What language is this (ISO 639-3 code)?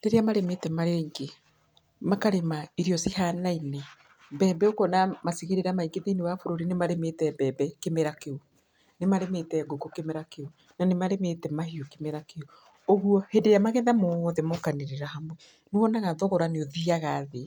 kik